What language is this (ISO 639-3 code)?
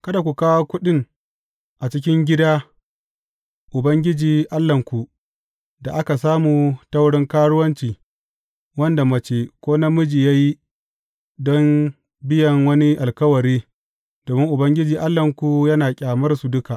hau